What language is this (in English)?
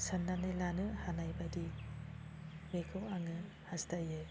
Bodo